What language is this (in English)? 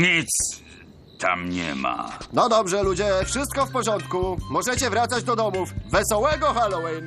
Polish